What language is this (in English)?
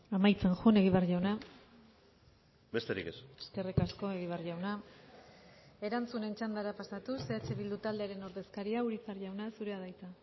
Basque